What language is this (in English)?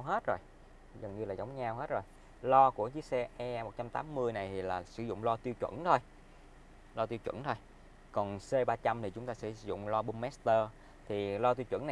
Vietnamese